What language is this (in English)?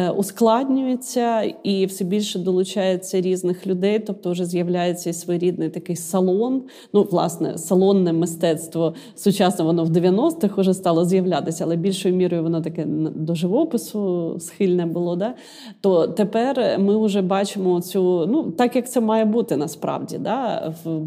Ukrainian